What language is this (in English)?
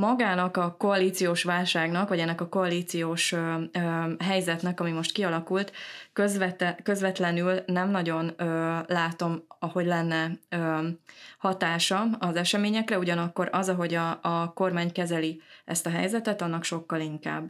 Hungarian